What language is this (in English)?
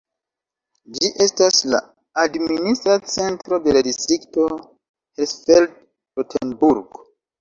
Esperanto